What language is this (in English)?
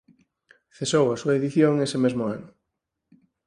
Galician